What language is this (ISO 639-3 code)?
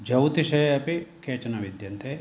san